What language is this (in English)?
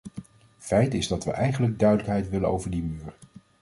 Dutch